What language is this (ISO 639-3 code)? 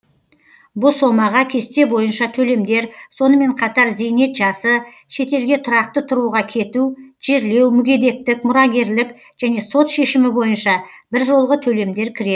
kaz